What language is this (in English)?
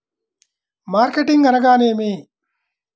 Telugu